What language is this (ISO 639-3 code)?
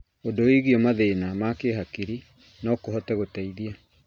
kik